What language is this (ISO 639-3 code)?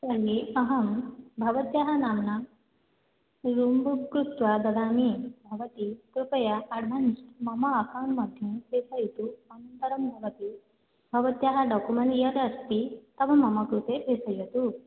san